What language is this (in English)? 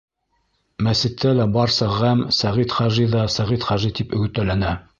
Bashkir